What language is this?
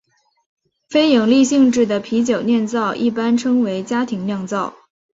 Chinese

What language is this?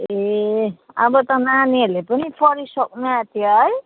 Nepali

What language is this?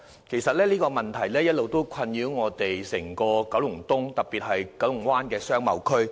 Cantonese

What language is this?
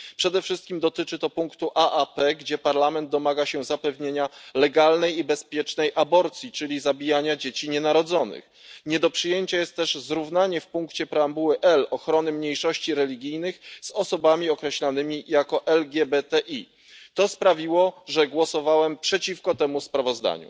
Polish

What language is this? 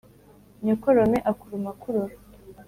Kinyarwanda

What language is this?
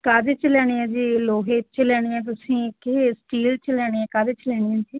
Punjabi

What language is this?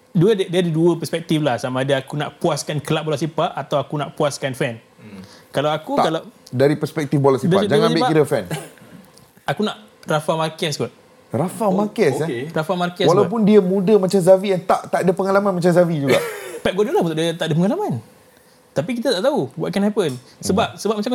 Malay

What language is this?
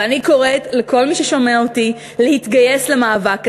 Hebrew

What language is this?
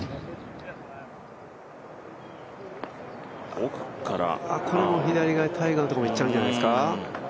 Japanese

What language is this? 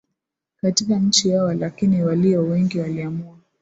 Swahili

